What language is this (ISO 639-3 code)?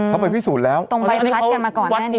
tha